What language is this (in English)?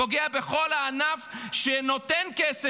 Hebrew